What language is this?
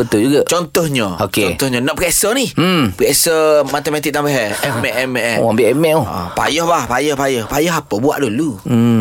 Malay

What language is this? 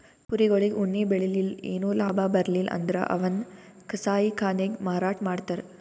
Kannada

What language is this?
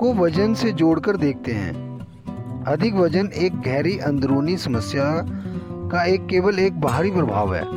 Hindi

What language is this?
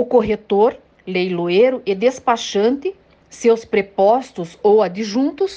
Portuguese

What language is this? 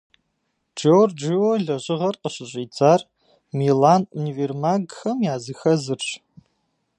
Kabardian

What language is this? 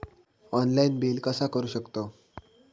Marathi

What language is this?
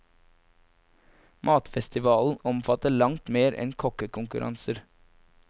Norwegian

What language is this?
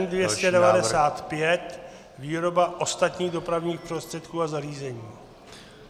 Czech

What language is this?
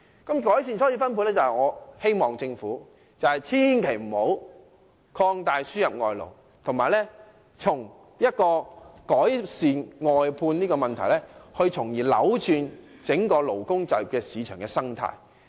Cantonese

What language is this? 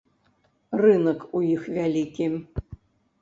Belarusian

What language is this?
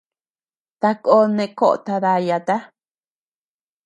Tepeuxila Cuicatec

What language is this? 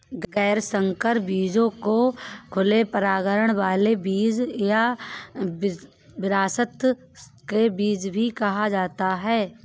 Hindi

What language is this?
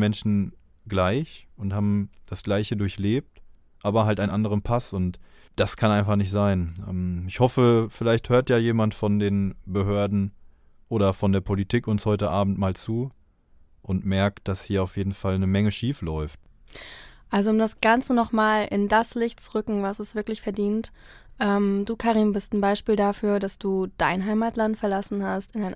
German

